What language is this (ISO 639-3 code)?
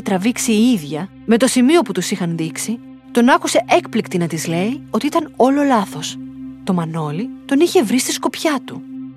ell